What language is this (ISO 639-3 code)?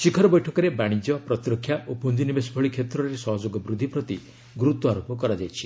ori